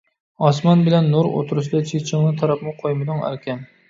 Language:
Uyghur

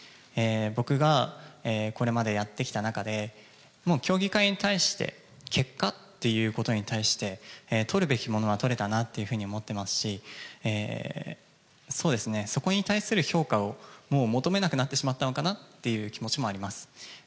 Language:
Japanese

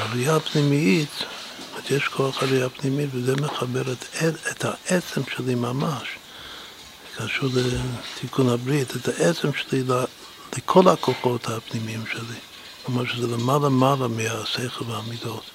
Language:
Hebrew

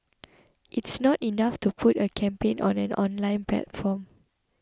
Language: English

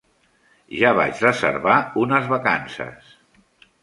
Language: Catalan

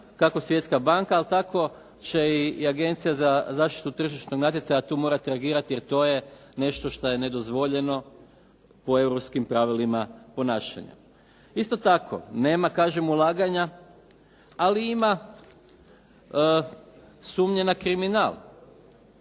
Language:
Croatian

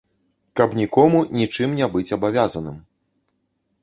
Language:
Belarusian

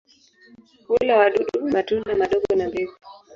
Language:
Swahili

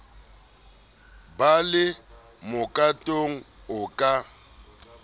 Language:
Southern Sotho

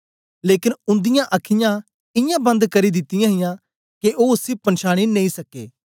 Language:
Dogri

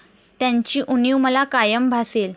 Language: Marathi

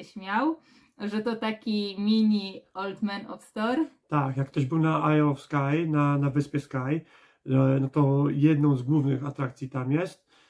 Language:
Polish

